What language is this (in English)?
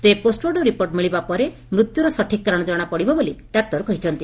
Odia